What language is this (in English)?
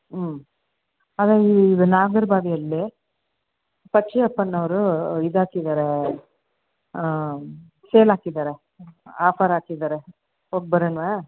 Kannada